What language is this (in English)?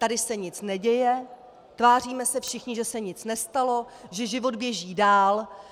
Czech